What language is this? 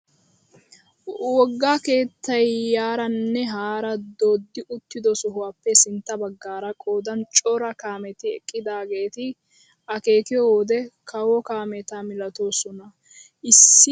Wolaytta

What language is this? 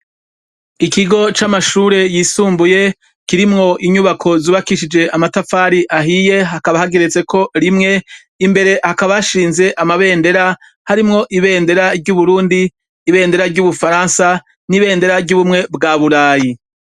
Rundi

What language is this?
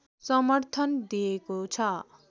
Nepali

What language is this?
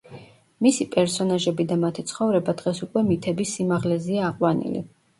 Georgian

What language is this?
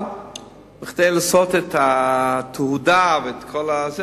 Hebrew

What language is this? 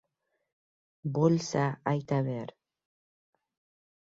Uzbek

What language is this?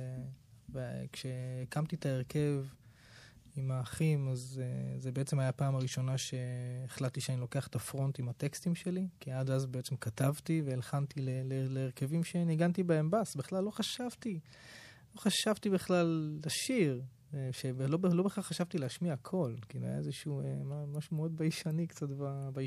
Hebrew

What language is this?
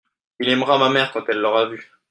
French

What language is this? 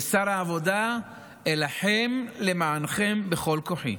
Hebrew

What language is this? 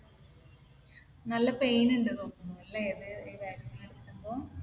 Malayalam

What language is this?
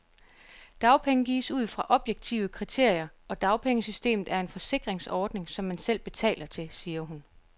Danish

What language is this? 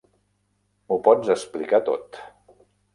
Catalan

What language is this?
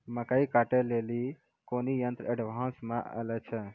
Maithili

